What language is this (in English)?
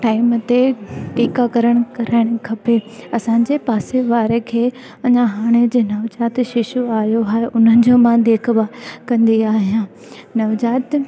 Sindhi